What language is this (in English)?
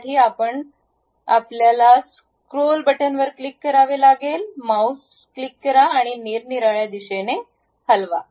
Marathi